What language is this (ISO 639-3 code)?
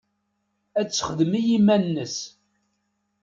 kab